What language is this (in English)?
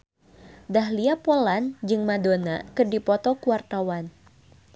Sundanese